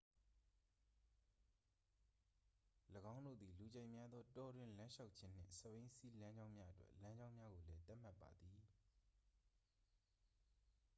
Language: Burmese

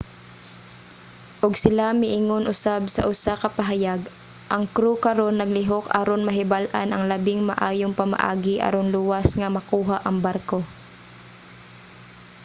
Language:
Cebuano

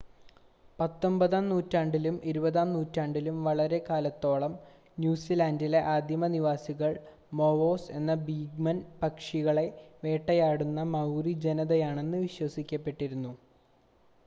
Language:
Malayalam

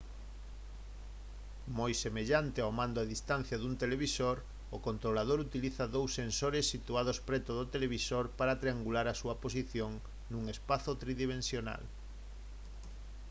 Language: Galician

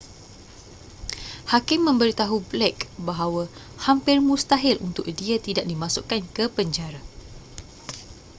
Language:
Malay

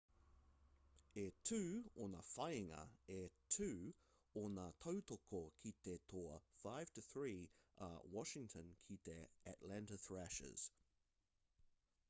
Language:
Māori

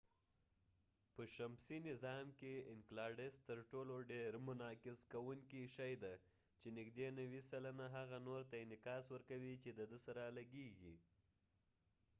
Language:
Pashto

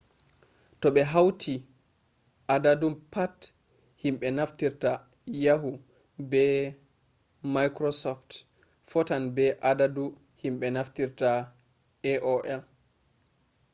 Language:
Fula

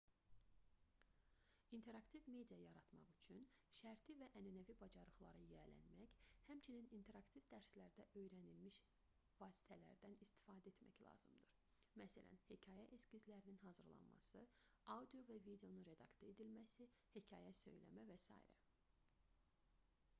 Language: Azerbaijani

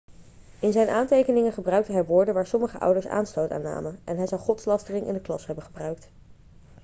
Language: Dutch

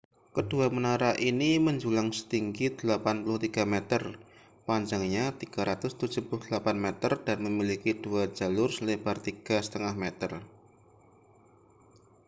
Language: Indonesian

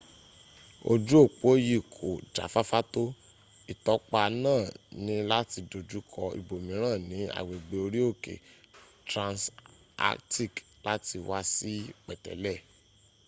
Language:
Yoruba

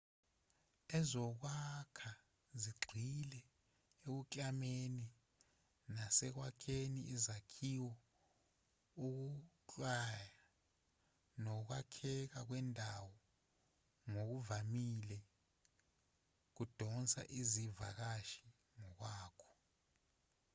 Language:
Zulu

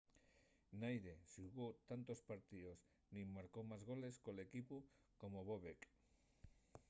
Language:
Asturian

